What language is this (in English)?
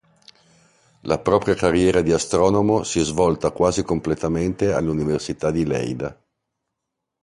Italian